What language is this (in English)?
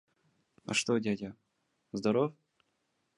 Russian